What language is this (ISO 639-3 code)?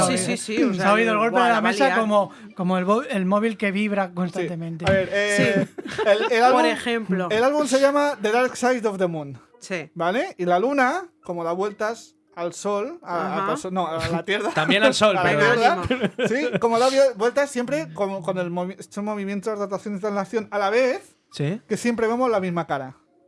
spa